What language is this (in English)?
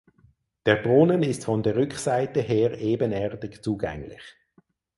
German